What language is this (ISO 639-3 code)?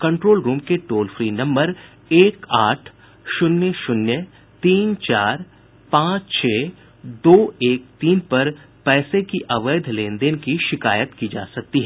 hin